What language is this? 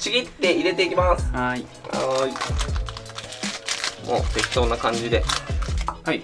Japanese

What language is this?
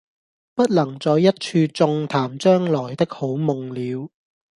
Cantonese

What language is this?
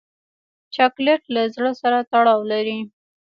Pashto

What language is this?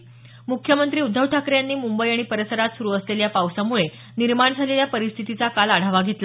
Marathi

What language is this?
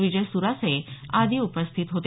Marathi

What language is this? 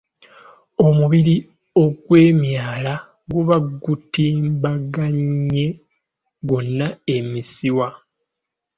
Ganda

